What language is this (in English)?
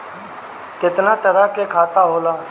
Bhojpuri